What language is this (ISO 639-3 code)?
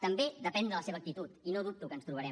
cat